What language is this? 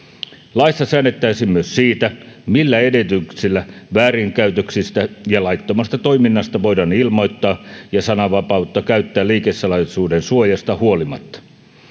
Finnish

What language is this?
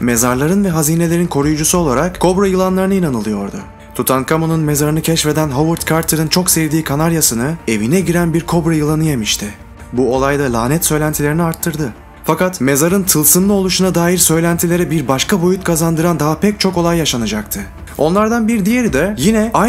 Turkish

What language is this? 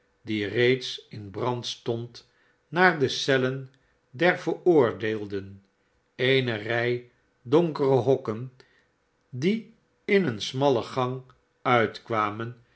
Dutch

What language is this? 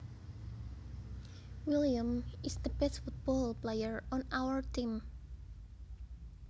Javanese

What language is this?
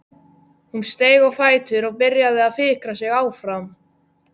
Icelandic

